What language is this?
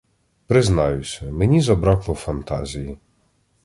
Ukrainian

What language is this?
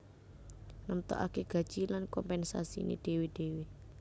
Javanese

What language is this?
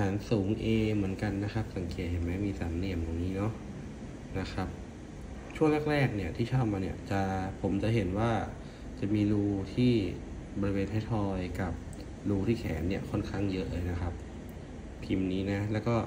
Thai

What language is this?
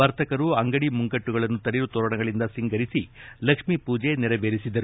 Kannada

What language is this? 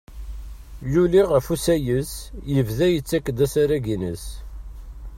Kabyle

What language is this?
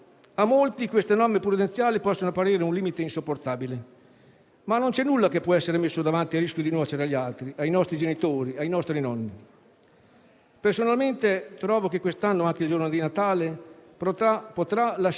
Italian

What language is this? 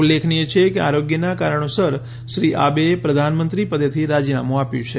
Gujarati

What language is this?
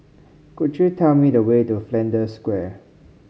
English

